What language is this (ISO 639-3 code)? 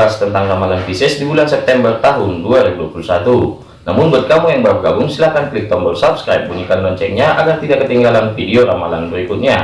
ind